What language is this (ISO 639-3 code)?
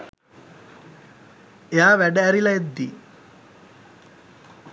sin